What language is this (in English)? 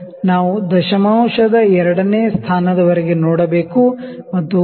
Kannada